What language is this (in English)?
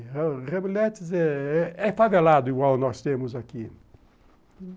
Portuguese